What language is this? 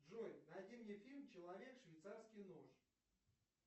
Russian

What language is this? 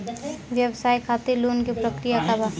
Bhojpuri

